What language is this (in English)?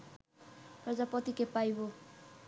Bangla